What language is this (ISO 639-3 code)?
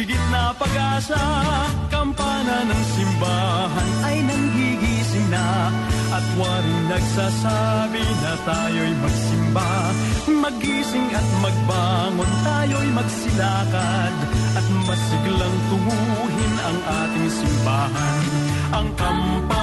fil